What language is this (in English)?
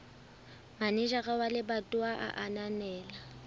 Southern Sotho